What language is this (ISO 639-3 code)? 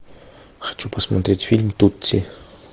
rus